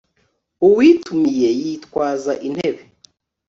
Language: Kinyarwanda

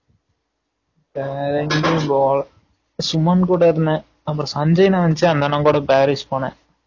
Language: Tamil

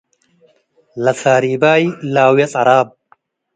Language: Tigre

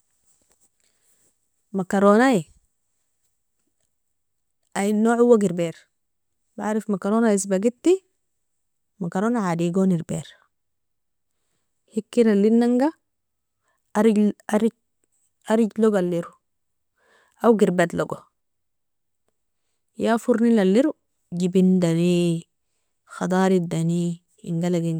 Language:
Nobiin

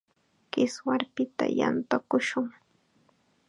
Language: Chiquián Ancash Quechua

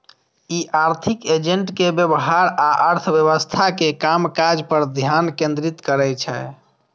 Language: Maithili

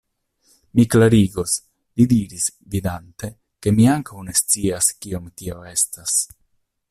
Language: Esperanto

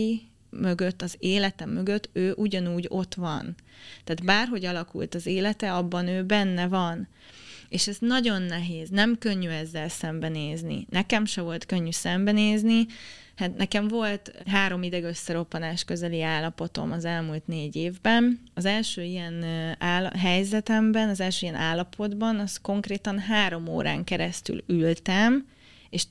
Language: Hungarian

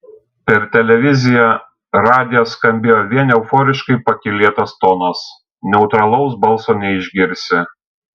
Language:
Lithuanian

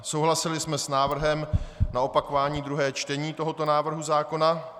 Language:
Czech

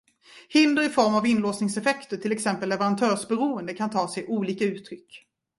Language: Swedish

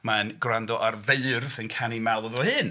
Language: Welsh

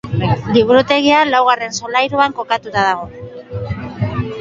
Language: Basque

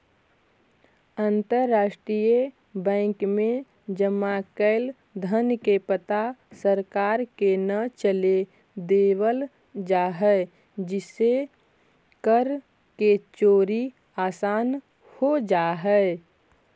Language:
Magahi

